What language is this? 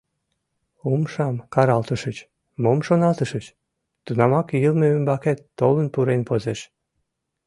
Mari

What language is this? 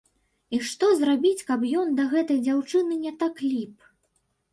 Belarusian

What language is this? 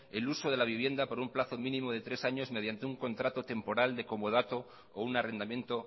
Spanish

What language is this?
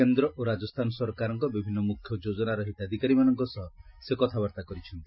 Odia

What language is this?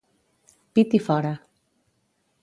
Catalan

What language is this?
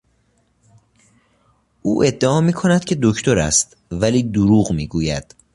Persian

